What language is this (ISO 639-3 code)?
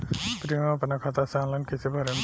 bho